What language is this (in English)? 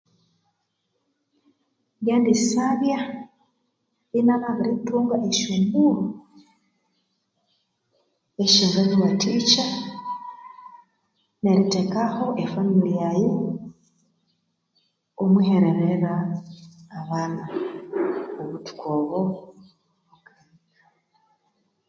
Konzo